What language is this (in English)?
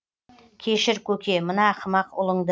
Kazakh